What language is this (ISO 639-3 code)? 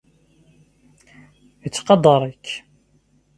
kab